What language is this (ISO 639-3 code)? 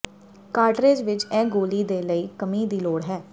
pan